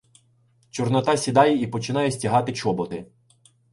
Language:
Ukrainian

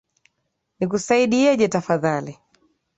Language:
Swahili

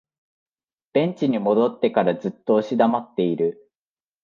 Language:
Japanese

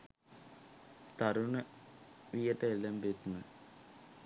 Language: Sinhala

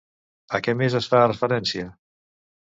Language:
Catalan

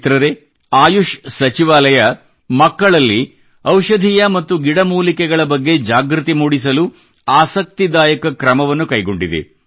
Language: Kannada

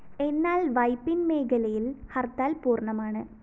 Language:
Malayalam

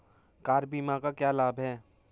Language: Hindi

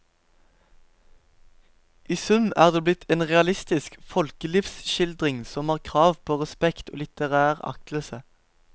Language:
Norwegian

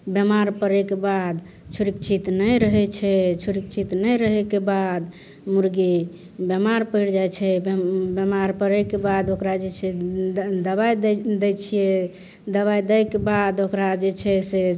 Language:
Maithili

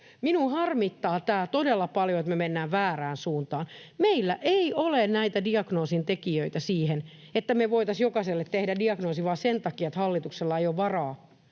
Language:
Finnish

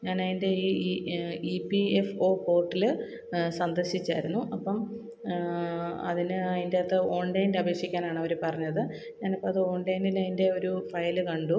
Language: Malayalam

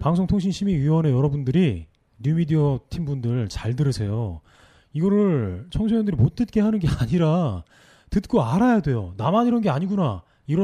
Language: Korean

